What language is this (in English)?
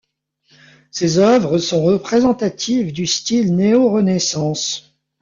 French